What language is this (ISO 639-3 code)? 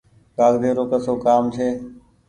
gig